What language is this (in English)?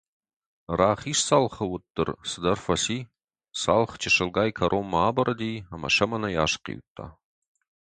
Ossetic